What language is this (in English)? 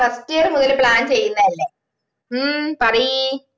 Malayalam